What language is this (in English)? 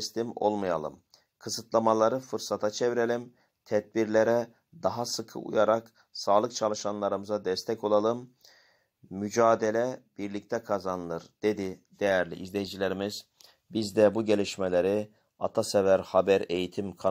Turkish